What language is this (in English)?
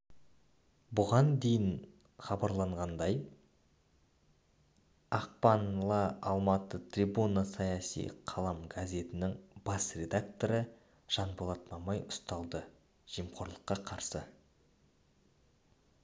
Kazakh